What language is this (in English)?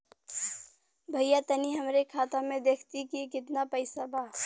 Bhojpuri